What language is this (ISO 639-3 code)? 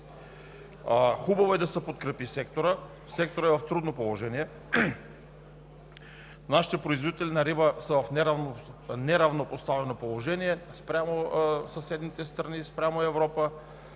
bul